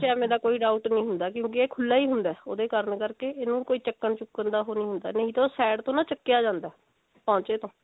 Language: Punjabi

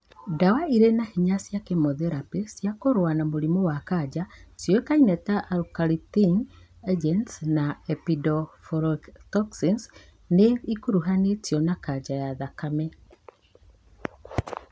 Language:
Kikuyu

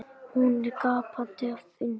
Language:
Icelandic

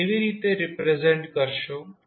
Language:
Gujarati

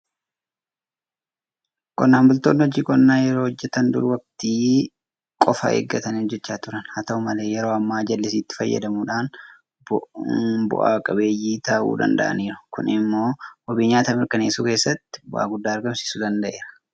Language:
Oromo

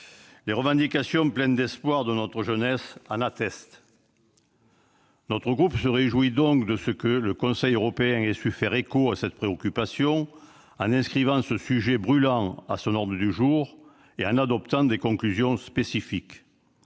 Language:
French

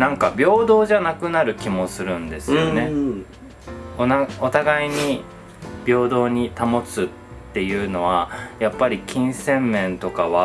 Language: Japanese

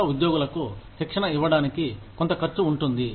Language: Telugu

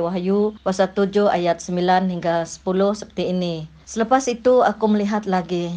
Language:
Malay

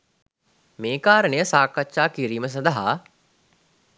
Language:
Sinhala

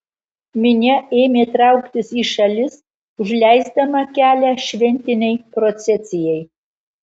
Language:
Lithuanian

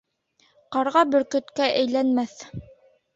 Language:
Bashkir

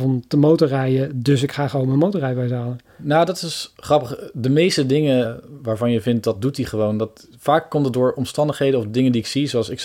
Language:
Dutch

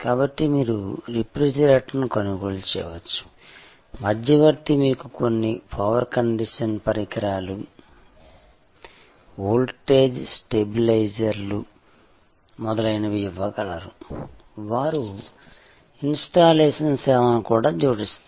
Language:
Telugu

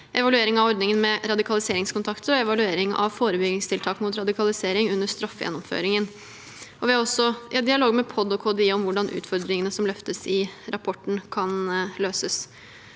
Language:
Norwegian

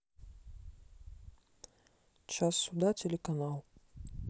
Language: Russian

